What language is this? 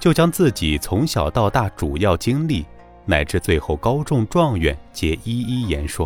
Chinese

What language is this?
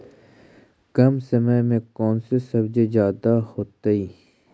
Magahi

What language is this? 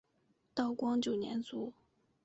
Chinese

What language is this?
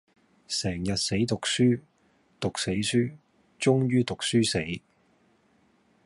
Cantonese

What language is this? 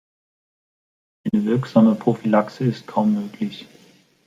German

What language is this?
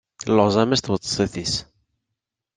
Kabyle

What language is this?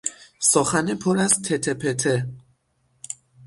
Persian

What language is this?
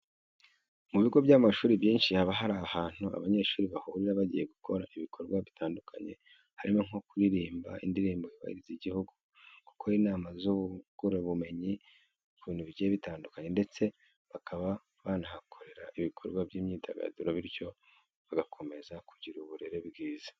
Kinyarwanda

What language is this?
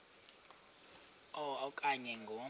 Xhosa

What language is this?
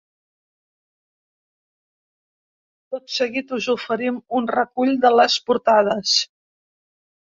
Catalan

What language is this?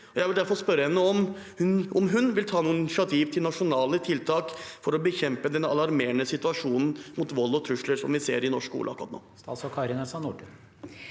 Norwegian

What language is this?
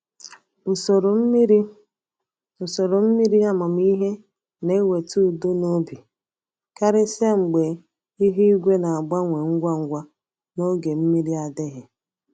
Igbo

